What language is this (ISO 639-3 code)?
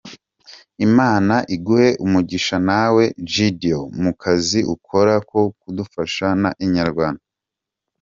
kin